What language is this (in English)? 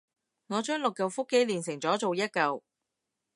Cantonese